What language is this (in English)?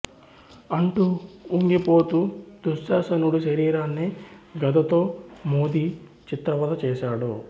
Telugu